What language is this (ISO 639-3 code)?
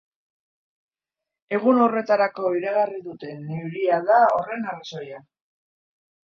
eus